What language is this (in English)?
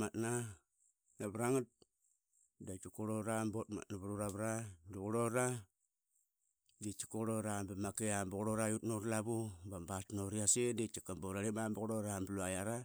Qaqet